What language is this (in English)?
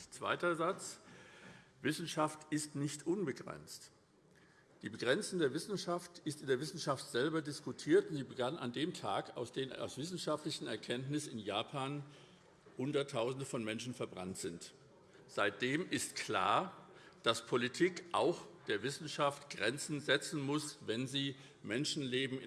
German